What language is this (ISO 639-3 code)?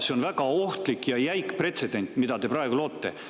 est